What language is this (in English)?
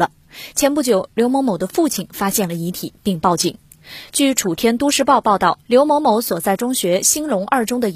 Chinese